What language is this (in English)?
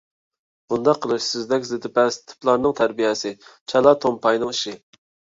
Uyghur